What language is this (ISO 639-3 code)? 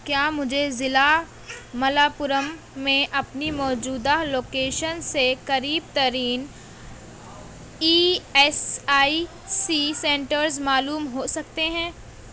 urd